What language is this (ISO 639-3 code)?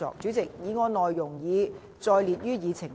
yue